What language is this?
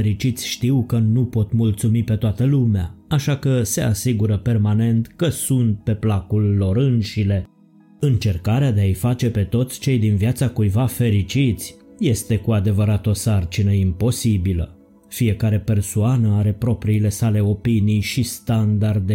Romanian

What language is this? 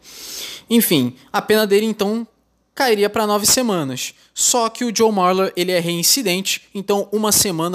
Portuguese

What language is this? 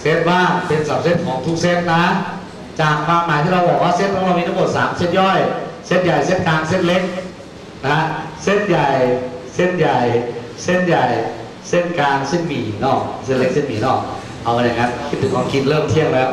Thai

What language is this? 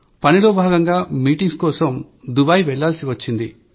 Telugu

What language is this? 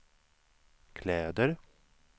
Swedish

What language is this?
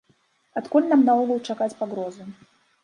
Belarusian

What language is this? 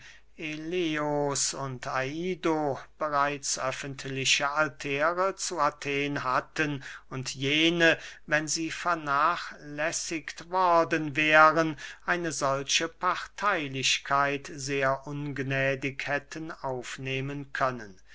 German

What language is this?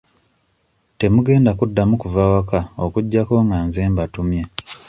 Ganda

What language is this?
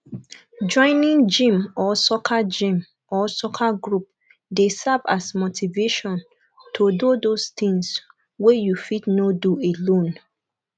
Nigerian Pidgin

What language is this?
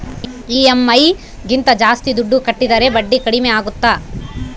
Kannada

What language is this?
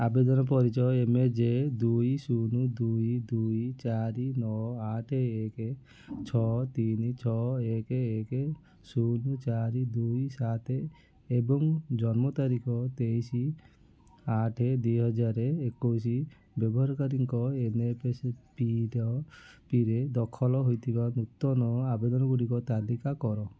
Odia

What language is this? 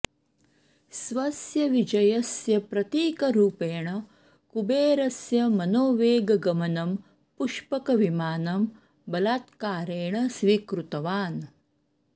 Sanskrit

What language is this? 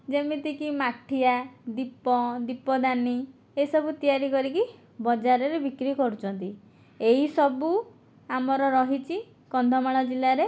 Odia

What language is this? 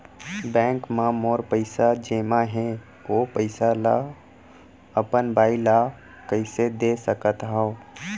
Chhattisgarhi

